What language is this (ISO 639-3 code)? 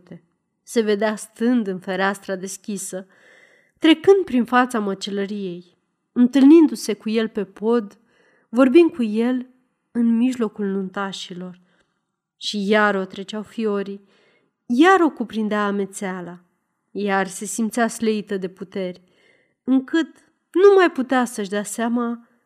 ron